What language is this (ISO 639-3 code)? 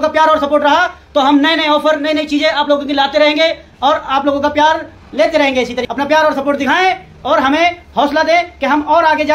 hin